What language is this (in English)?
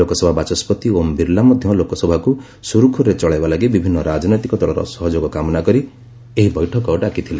Odia